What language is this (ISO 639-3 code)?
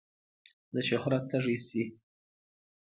pus